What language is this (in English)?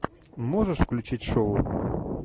Russian